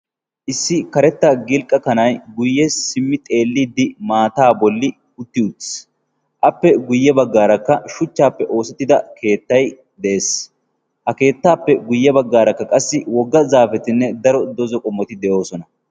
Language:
Wolaytta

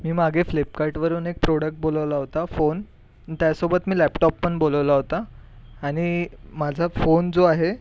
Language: Marathi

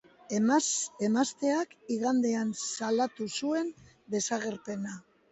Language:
Basque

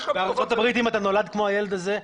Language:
Hebrew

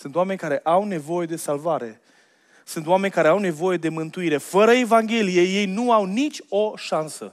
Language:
Romanian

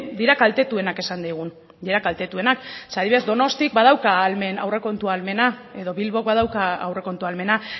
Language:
Basque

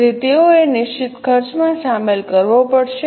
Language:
Gujarati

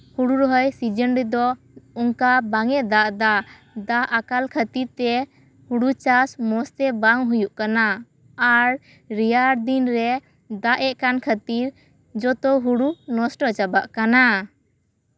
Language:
Santali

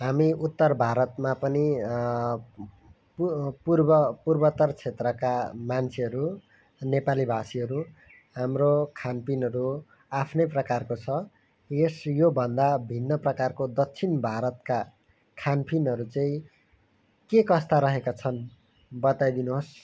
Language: Nepali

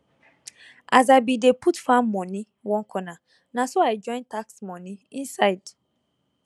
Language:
Nigerian Pidgin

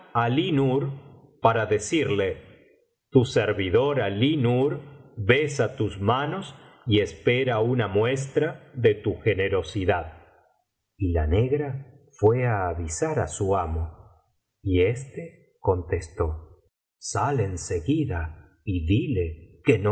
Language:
Spanish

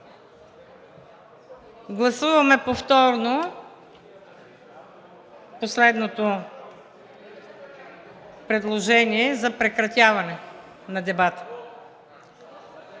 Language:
Bulgarian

